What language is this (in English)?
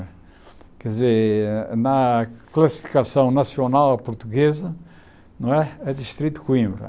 Portuguese